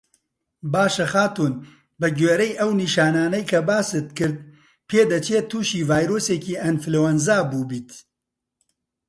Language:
Central Kurdish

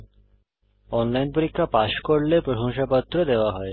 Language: Bangla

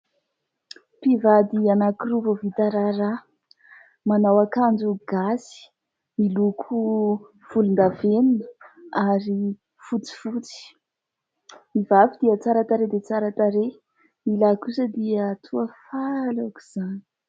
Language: Malagasy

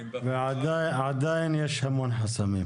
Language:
Hebrew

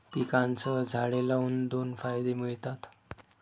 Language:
Marathi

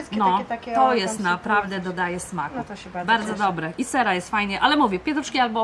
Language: Polish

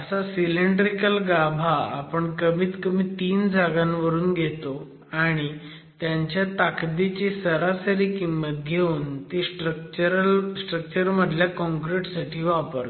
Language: Marathi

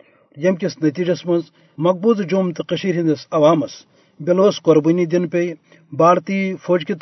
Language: Urdu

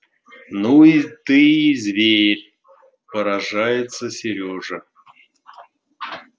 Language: Russian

